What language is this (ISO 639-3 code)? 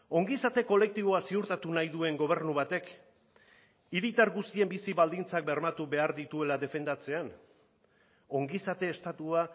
eus